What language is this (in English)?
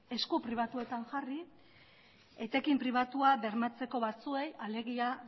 Basque